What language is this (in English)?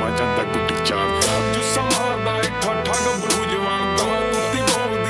Arabic